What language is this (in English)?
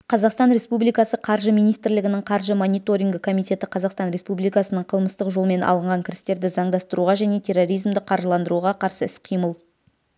Kazakh